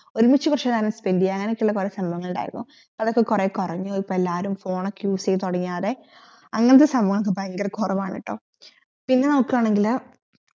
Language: Malayalam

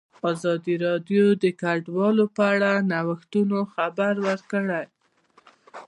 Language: Pashto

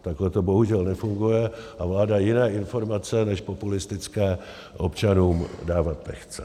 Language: Czech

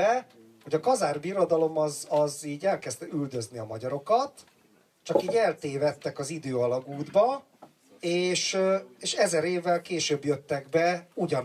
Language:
Hungarian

